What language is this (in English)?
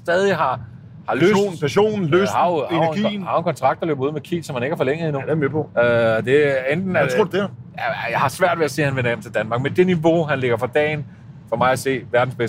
Danish